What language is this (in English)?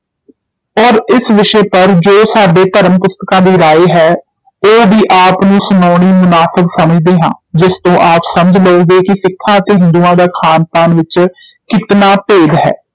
Punjabi